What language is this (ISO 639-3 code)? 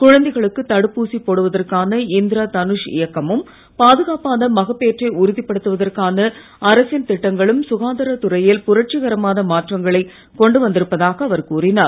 tam